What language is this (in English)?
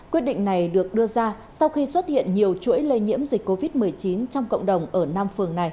Vietnamese